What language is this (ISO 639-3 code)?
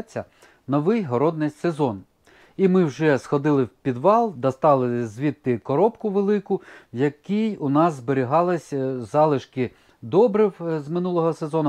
ukr